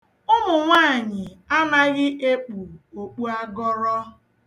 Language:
Igbo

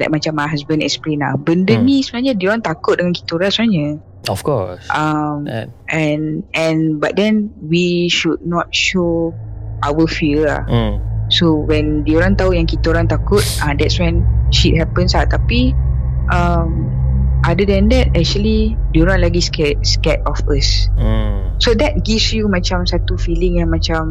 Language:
Malay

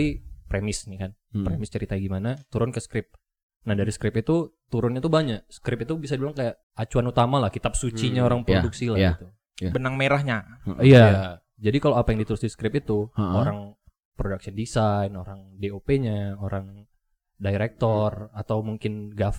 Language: Indonesian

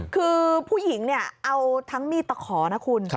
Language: Thai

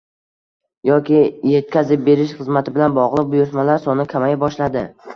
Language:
Uzbek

